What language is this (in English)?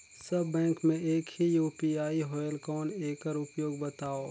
Chhattisgarhi